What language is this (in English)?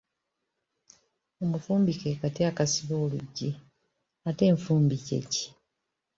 Ganda